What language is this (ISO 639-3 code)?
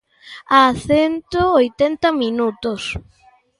glg